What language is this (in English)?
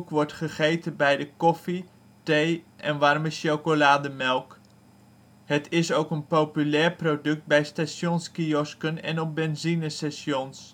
Dutch